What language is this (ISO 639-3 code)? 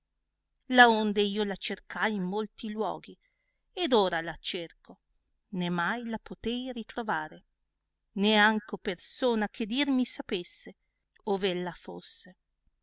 ita